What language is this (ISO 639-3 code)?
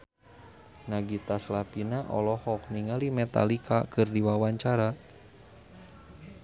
sun